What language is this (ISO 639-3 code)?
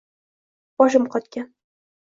uzb